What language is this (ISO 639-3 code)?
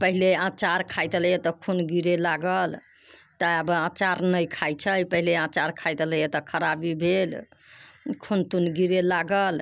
mai